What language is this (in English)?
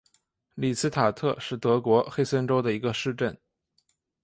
Chinese